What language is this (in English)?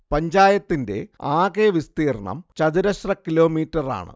Malayalam